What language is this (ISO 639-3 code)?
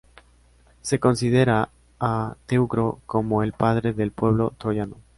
spa